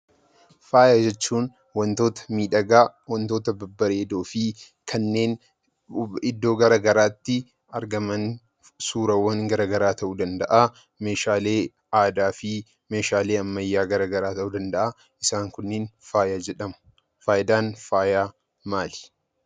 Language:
Oromo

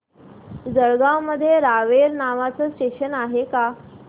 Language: Marathi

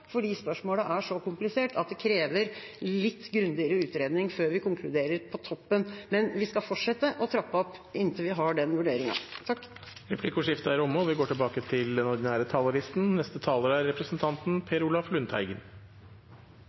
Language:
Norwegian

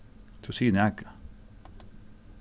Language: Faroese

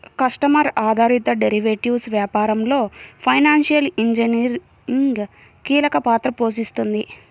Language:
Telugu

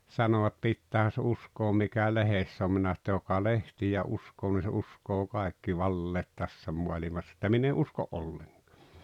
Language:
Finnish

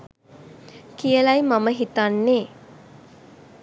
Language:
Sinhala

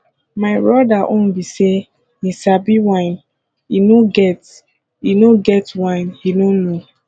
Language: Nigerian Pidgin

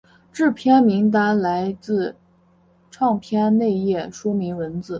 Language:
Chinese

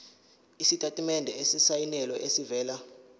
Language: Zulu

